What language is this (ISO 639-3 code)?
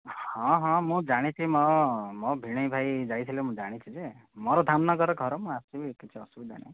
ori